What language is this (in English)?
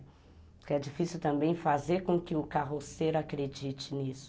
Portuguese